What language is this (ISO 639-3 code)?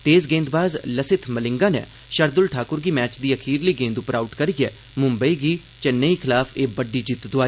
doi